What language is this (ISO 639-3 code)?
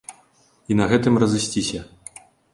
bel